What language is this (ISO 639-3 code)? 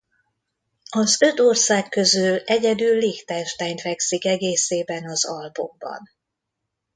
hun